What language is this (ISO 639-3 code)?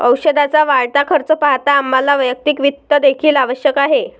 mar